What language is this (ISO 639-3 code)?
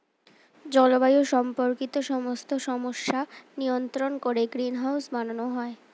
ben